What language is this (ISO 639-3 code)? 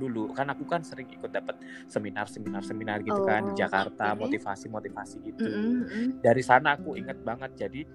ind